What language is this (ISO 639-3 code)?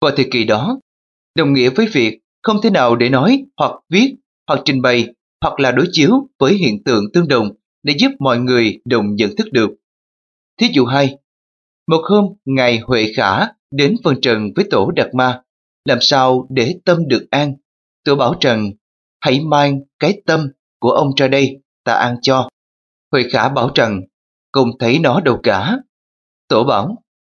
vie